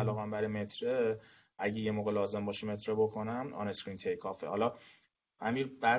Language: Persian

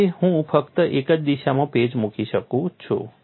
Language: Gujarati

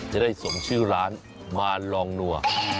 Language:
Thai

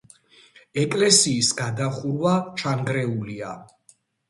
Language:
Georgian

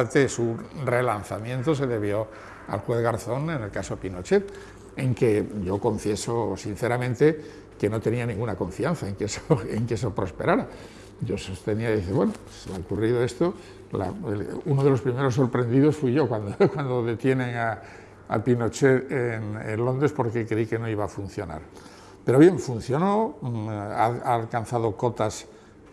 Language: Spanish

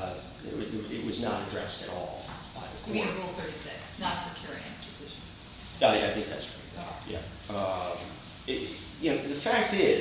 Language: English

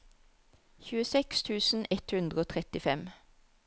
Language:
Norwegian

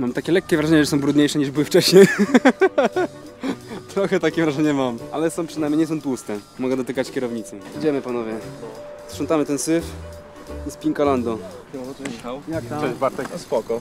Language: Polish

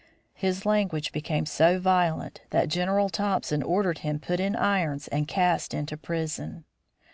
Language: English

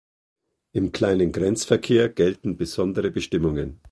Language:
German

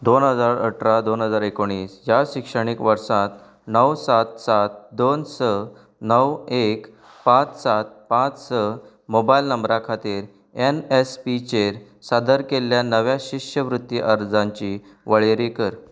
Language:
Konkani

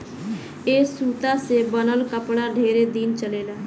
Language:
Bhojpuri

